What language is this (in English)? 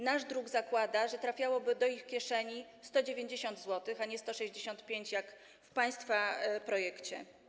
Polish